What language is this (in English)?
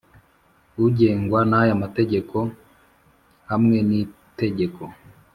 Kinyarwanda